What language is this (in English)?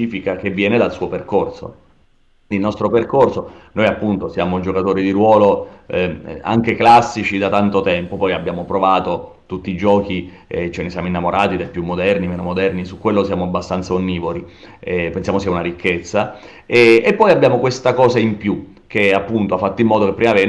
Italian